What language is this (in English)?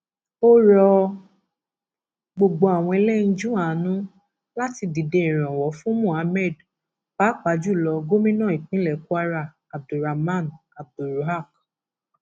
Yoruba